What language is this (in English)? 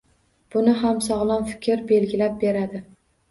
Uzbek